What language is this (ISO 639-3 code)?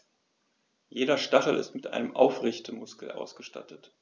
deu